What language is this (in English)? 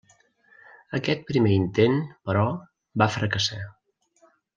Catalan